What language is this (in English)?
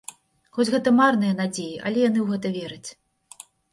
Belarusian